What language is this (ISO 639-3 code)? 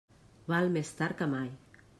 cat